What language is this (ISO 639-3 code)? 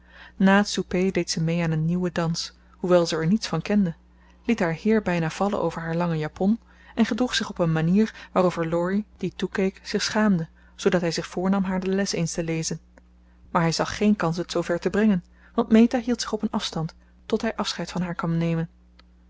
nld